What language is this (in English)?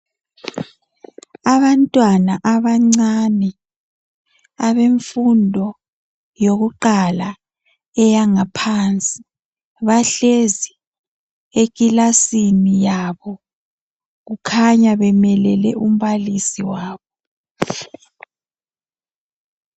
North Ndebele